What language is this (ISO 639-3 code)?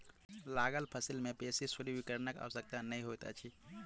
mai